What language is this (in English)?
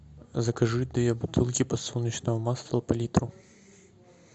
Russian